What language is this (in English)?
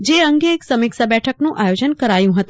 Gujarati